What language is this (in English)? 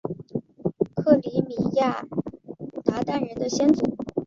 Chinese